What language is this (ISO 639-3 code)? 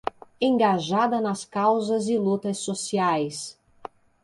por